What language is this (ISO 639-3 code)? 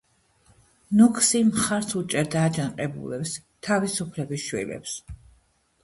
kat